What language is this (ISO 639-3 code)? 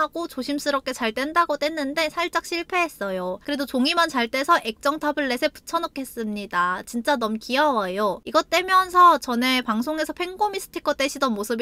kor